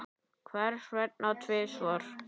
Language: Icelandic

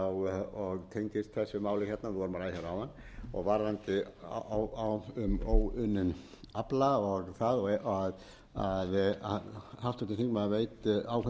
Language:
Icelandic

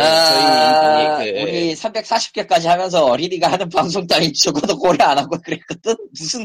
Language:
Korean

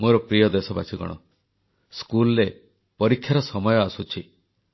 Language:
Odia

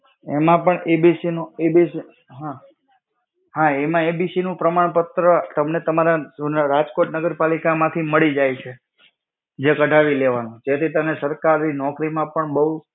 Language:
Gujarati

